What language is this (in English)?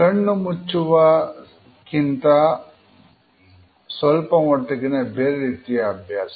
Kannada